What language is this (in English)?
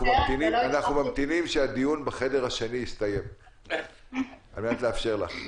Hebrew